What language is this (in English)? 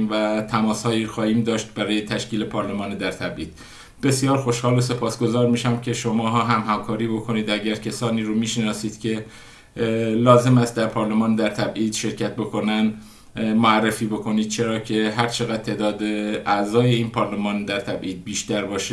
Persian